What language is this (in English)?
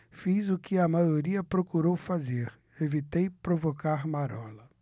Portuguese